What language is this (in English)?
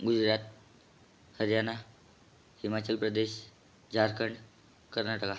Marathi